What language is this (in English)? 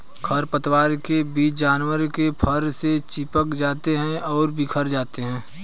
Hindi